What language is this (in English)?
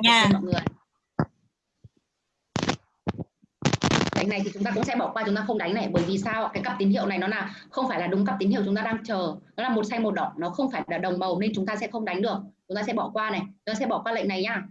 Vietnamese